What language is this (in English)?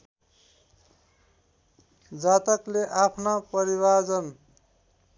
Nepali